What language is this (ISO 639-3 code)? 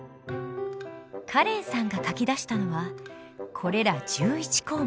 jpn